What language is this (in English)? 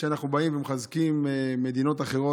Hebrew